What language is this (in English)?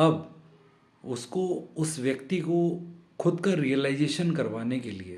Hindi